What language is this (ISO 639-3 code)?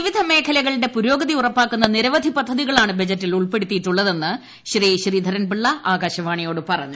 mal